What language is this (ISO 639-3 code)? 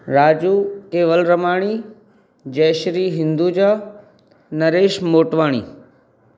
snd